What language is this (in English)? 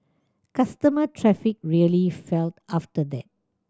English